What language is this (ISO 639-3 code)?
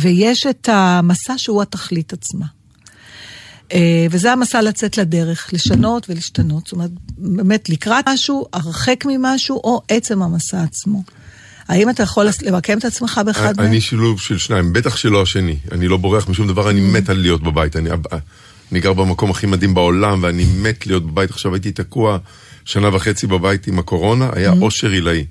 heb